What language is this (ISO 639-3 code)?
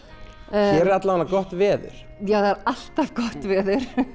isl